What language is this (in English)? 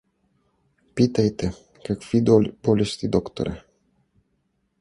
Bulgarian